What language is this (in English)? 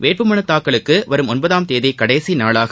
Tamil